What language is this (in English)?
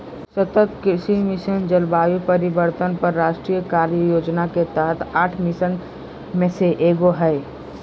Magahi